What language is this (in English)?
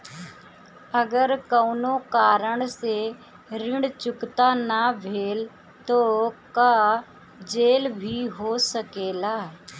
Bhojpuri